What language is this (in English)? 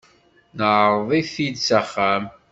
Kabyle